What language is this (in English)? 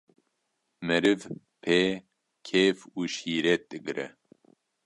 Kurdish